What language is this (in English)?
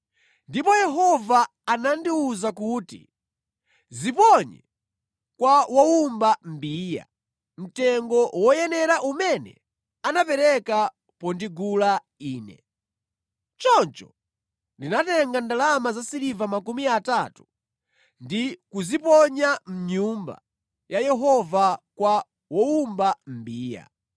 Nyanja